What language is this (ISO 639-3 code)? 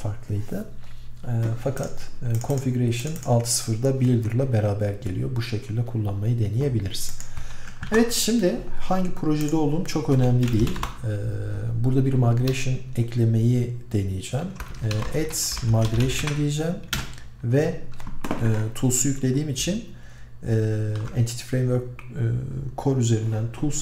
tur